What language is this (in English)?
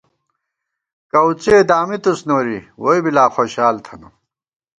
Gawar-Bati